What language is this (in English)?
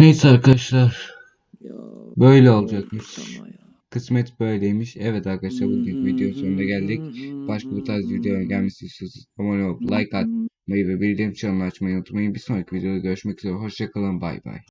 Turkish